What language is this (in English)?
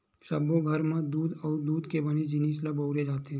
Chhattisgarhi